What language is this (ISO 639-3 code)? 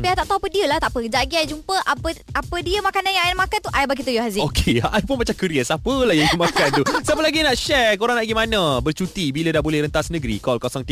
msa